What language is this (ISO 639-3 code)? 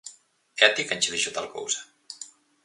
glg